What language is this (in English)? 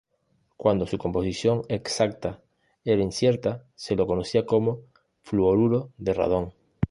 Spanish